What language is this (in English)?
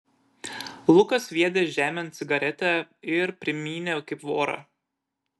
Lithuanian